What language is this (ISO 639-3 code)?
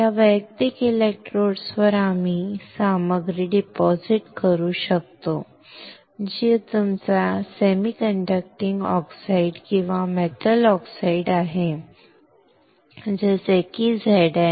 mar